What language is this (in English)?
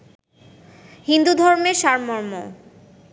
Bangla